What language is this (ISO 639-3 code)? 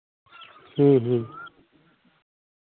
sat